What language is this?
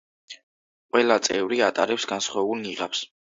Georgian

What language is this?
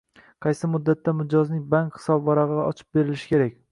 Uzbek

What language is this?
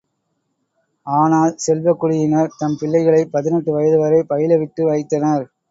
Tamil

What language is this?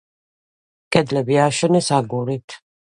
Georgian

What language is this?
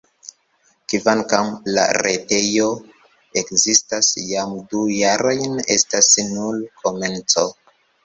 Esperanto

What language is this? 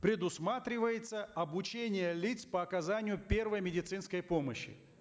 Kazakh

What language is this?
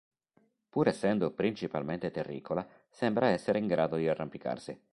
Italian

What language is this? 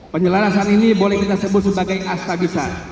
Indonesian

